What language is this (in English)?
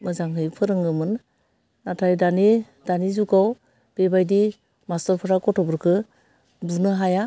Bodo